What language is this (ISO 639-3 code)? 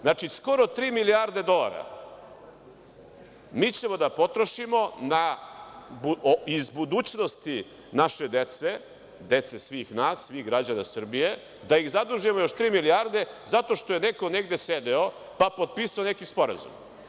srp